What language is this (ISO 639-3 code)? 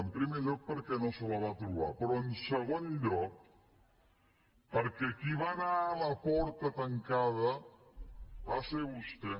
cat